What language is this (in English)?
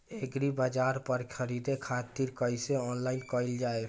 Bhojpuri